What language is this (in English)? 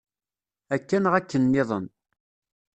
Kabyle